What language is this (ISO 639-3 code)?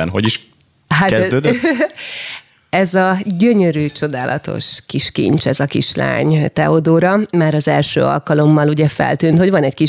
hun